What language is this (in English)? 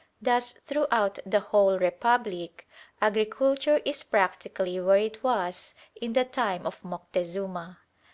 English